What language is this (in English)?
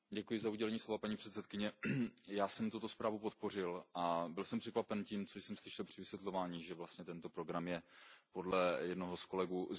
Czech